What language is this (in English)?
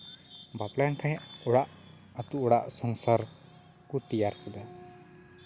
Santali